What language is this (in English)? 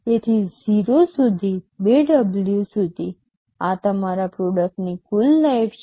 Gujarati